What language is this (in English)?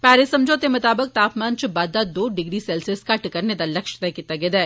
Dogri